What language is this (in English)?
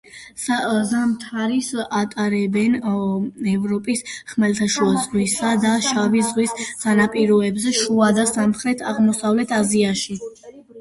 Georgian